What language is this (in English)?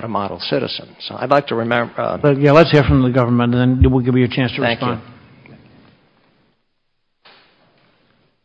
English